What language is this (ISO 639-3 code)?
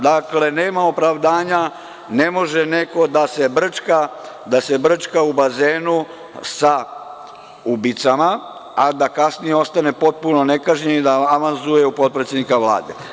srp